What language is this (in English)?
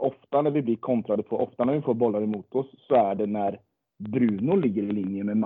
Swedish